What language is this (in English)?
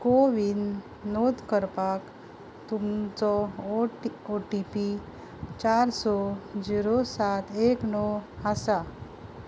Konkani